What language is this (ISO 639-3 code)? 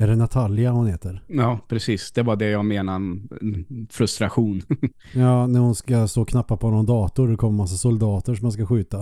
swe